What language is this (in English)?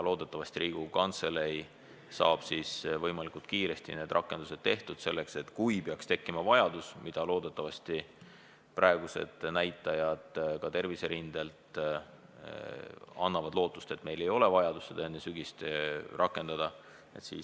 Estonian